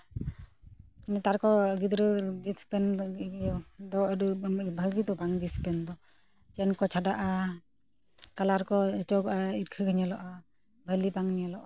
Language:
Santali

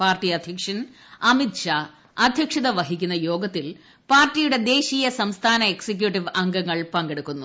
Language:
Malayalam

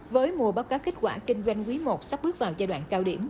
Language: Vietnamese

